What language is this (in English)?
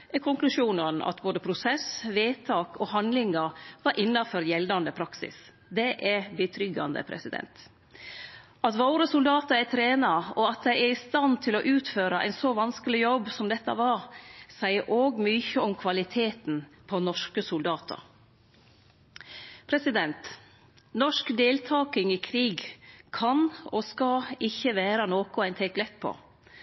Norwegian Nynorsk